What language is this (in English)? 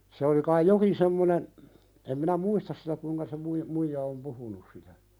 Finnish